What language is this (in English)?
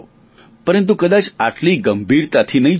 Gujarati